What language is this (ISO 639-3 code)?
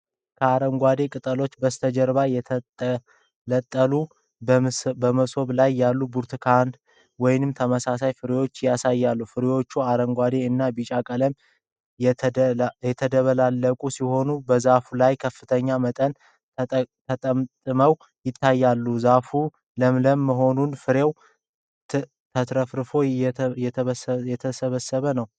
amh